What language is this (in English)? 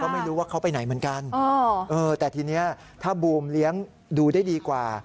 Thai